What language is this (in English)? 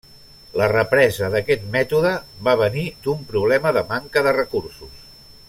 Catalan